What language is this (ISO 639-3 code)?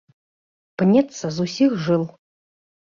bel